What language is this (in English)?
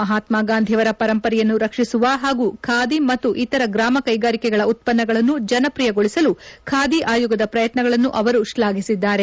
Kannada